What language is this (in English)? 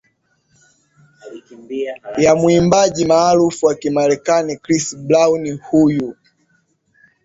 Swahili